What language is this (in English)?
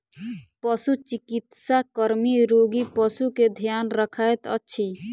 Maithili